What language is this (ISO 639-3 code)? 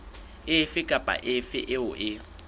sot